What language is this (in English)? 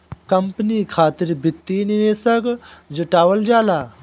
Bhojpuri